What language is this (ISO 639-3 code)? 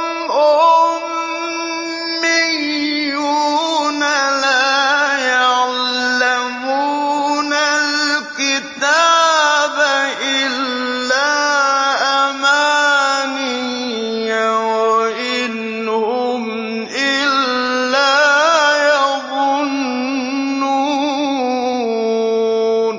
ara